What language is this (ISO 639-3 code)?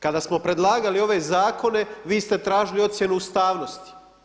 hrv